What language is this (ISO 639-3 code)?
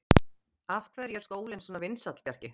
isl